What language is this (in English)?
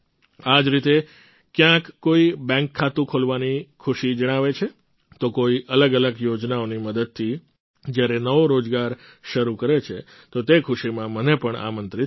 Gujarati